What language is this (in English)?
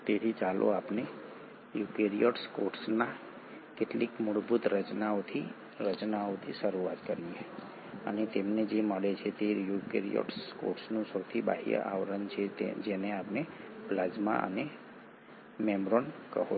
Gujarati